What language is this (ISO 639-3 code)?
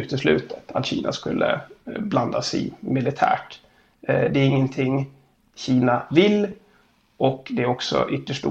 swe